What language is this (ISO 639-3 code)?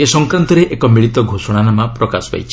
ori